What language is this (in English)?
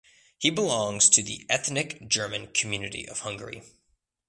English